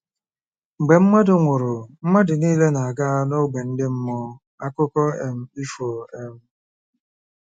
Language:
Igbo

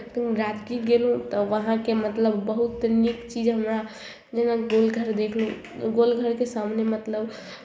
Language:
Maithili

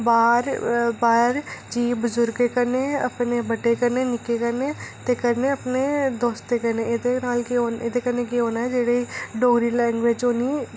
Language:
Dogri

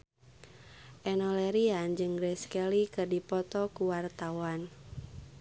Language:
Sundanese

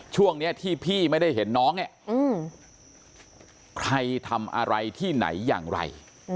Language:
Thai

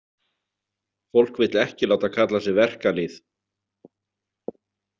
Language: Icelandic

